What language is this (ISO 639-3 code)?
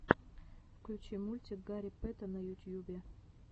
rus